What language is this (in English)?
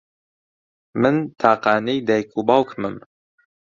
Central Kurdish